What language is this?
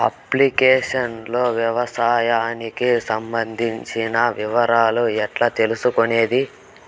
Telugu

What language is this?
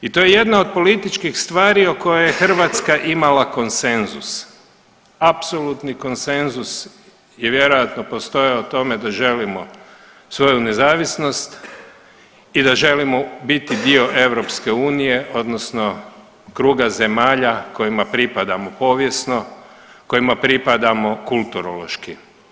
Croatian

